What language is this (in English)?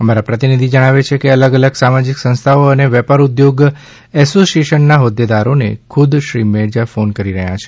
Gujarati